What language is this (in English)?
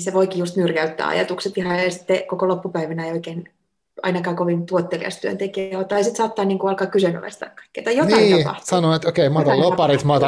Finnish